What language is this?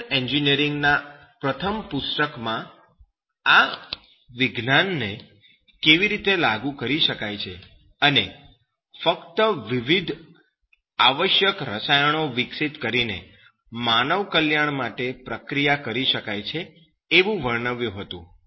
Gujarati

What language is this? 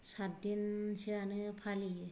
Bodo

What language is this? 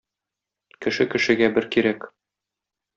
Tatar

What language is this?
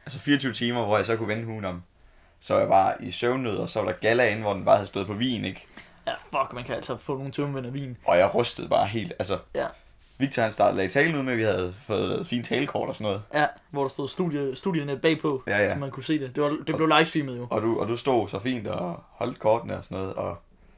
Danish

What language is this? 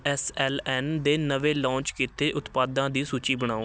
Punjabi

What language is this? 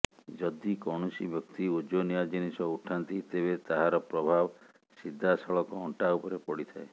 Odia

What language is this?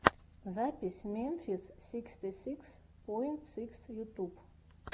Russian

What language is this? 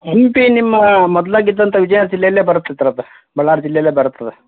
Kannada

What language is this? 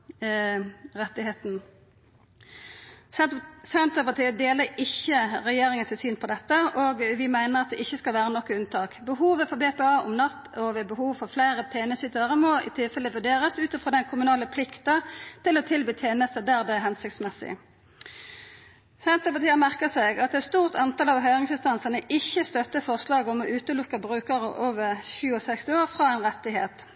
Norwegian Nynorsk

